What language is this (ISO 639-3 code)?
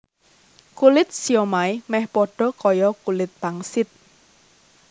jav